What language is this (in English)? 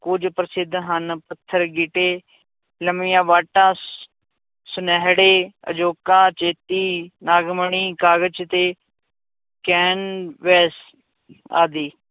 Punjabi